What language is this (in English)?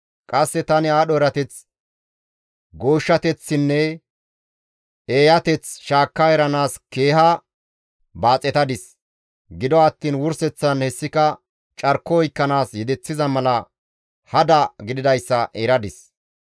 Gamo